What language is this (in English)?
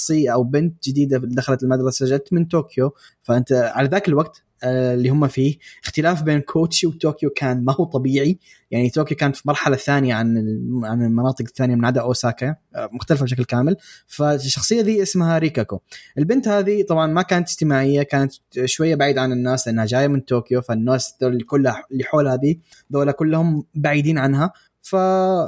Arabic